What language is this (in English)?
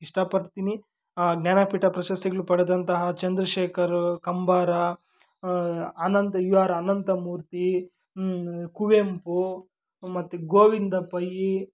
Kannada